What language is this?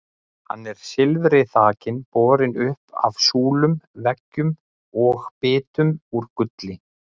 Icelandic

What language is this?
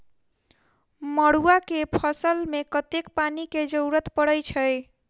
Maithili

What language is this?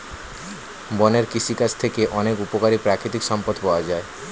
Bangla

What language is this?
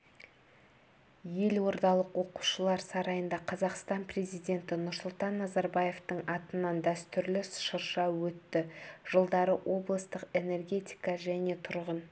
Kazakh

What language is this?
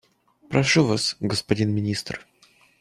Russian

